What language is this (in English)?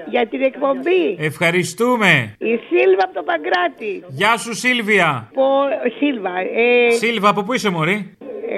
Greek